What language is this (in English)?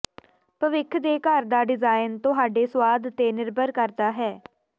Punjabi